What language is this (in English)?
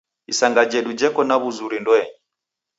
Taita